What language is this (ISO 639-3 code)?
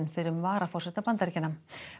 isl